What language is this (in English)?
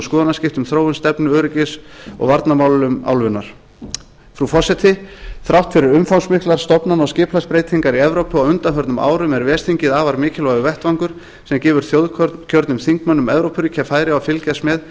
Icelandic